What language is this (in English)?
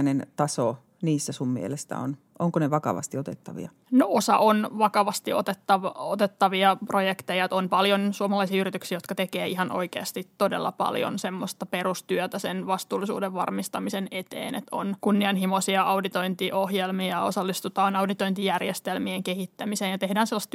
Finnish